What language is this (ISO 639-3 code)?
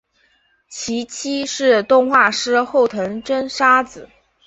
zho